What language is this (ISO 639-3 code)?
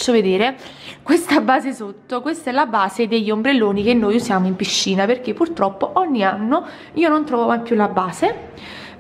ita